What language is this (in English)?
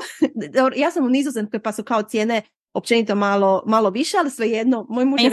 Croatian